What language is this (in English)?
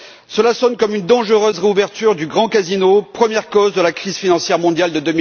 French